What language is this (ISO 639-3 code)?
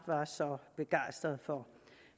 dan